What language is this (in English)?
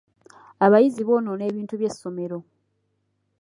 Ganda